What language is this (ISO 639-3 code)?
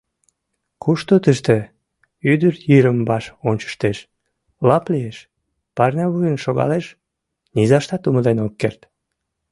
chm